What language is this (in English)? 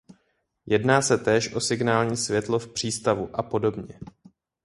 Czech